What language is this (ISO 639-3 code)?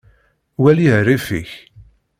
kab